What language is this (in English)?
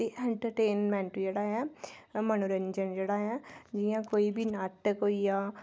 Dogri